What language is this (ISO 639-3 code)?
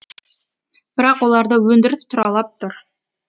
kaz